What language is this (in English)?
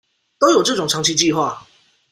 Chinese